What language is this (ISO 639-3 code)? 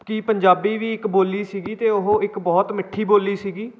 pan